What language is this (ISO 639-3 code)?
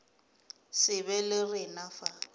nso